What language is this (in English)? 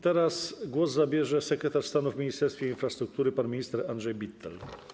Polish